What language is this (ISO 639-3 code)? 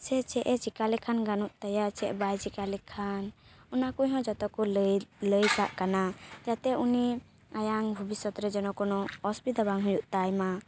sat